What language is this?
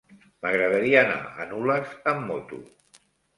Catalan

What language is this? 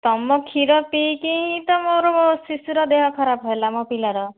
Odia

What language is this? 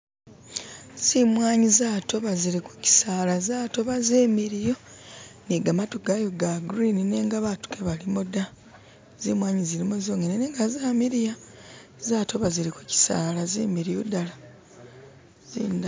Masaaba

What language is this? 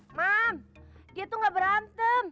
Indonesian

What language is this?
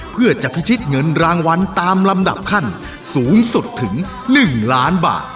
Thai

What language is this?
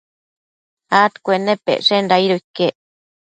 Matsés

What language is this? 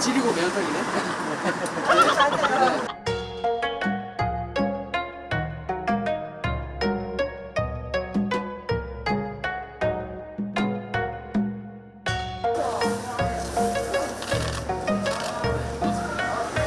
Korean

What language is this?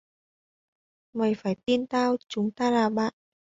Vietnamese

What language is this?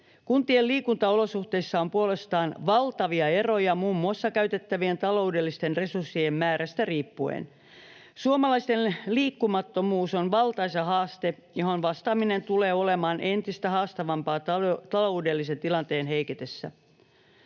Finnish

